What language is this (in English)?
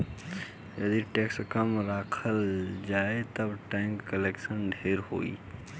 Bhojpuri